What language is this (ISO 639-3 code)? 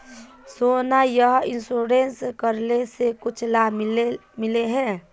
mag